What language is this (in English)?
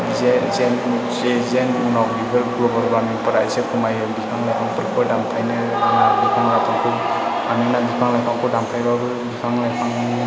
Bodo